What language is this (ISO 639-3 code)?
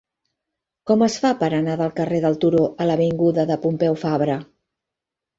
cat